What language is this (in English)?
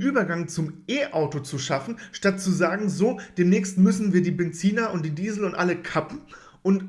German